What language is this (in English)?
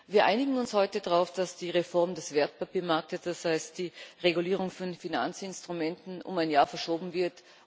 German